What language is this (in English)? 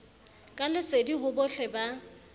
Southern Sotho